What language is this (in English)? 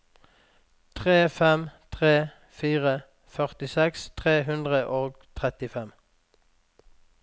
Norwegian